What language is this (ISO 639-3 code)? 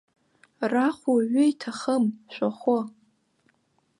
abk